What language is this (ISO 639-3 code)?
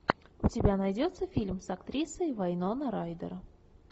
rus